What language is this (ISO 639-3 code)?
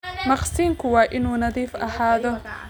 som